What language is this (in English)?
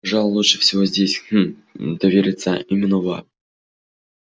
Russian